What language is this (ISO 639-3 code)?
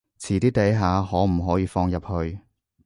yue